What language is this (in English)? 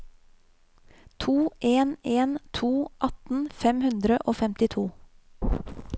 Norwegian